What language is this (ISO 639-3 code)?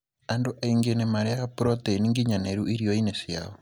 kik